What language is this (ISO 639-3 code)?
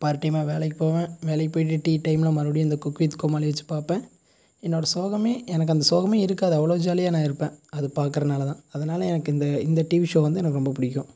tam